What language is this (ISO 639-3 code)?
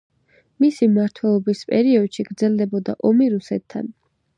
kat